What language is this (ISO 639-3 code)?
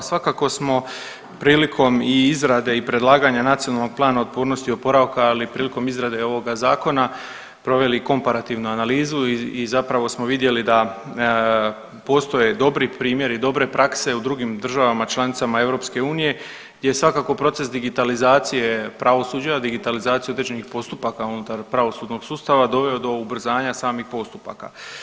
hrv